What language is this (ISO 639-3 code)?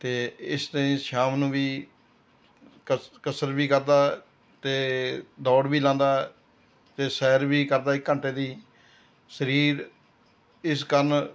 pan